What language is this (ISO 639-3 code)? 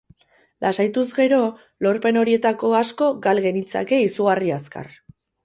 eus